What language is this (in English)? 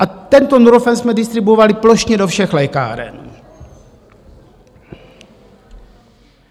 Czech